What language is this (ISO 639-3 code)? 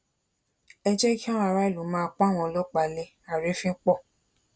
yor